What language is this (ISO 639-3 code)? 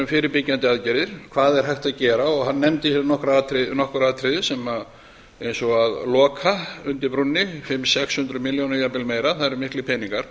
isl